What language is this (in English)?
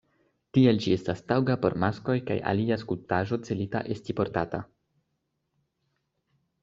Esperanto